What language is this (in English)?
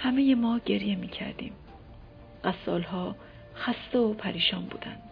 Persian